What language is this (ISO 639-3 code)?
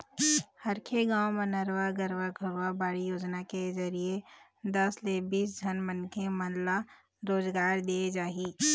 hne